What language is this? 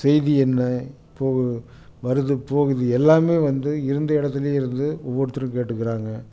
Tamil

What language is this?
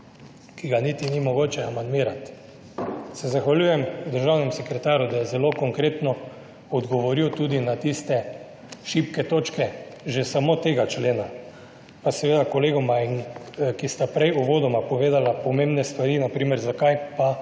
Slovenian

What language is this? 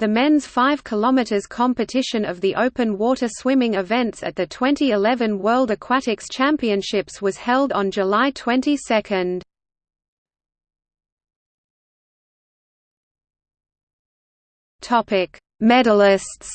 English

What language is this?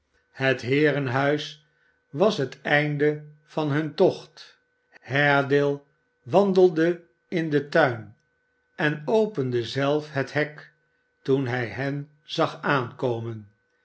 Dutch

